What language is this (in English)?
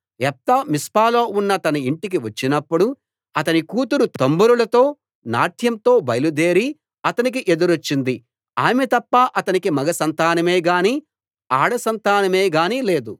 Telugu